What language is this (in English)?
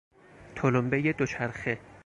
Persian